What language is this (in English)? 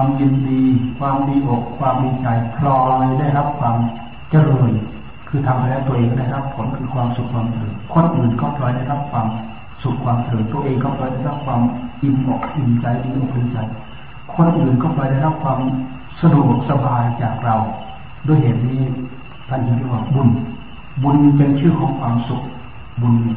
Thai